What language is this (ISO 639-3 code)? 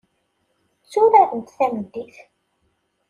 kab